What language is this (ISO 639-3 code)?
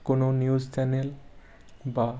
ben